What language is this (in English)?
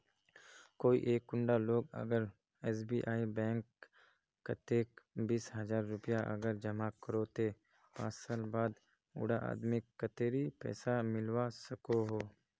Magahi